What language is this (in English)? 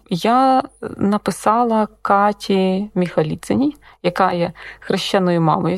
Ukrainian